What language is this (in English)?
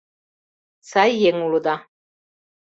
Mari